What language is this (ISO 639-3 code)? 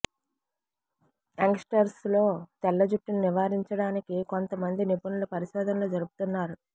tel